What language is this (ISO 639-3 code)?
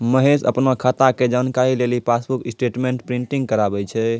mai